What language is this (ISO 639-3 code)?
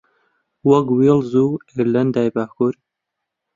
ckb